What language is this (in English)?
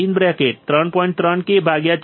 Gujarati